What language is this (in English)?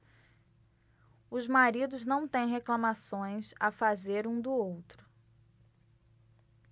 Portuguese